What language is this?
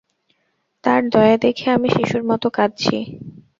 Bangla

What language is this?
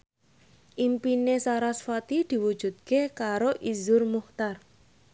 Javanese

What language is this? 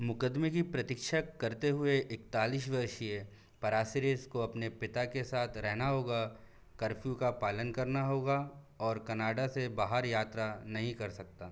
Hindi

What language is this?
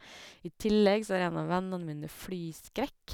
Norwegian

